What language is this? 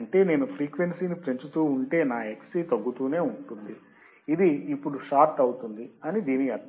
Telugu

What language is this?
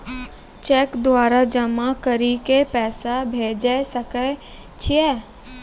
Maithili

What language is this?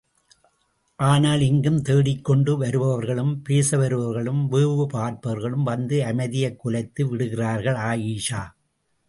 Tamil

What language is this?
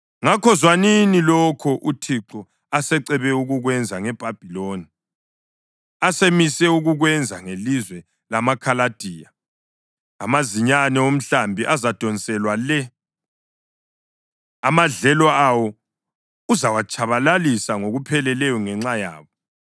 North Ndebele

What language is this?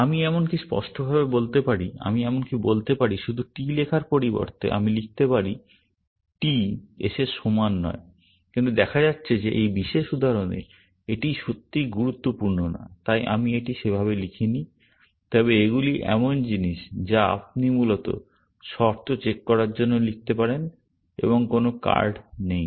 Bangla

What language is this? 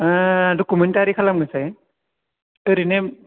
Bodo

